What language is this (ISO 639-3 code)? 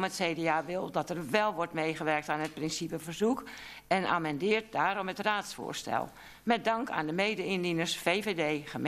nld